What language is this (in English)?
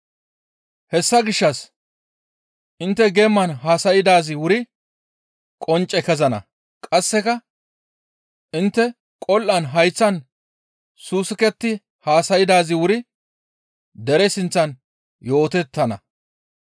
Gamo